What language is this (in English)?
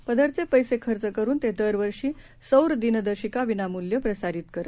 Marathi